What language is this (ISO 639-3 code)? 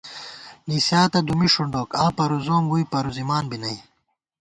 gwt